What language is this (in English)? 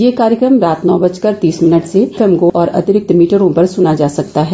Hindi